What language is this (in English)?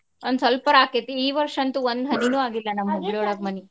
Kannada